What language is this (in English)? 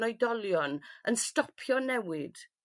Welsh